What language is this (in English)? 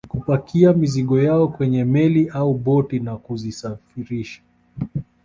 Swahili